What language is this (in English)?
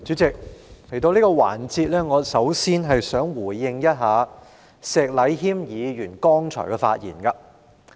Cantonese